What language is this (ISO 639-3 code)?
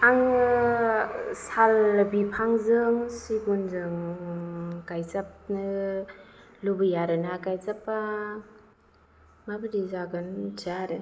brx